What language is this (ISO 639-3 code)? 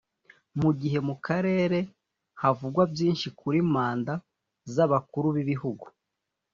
kin